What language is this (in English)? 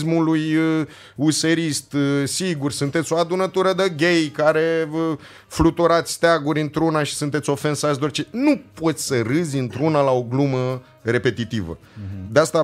Romanian